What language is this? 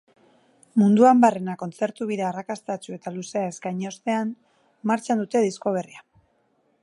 Basque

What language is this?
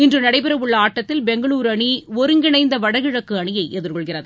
Tamil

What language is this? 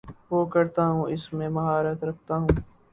Urdu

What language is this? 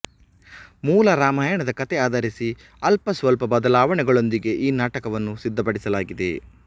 Kannada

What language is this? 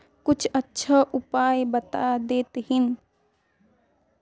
Magahi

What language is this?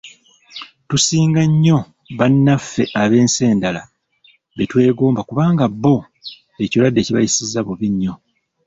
Ganda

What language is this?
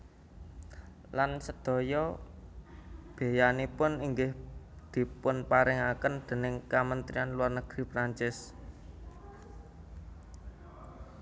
Javanese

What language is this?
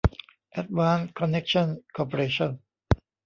Thai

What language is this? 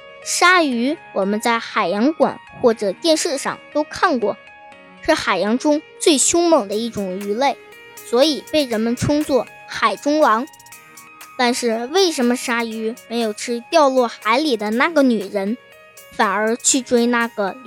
Chinese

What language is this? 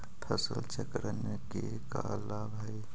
Magahi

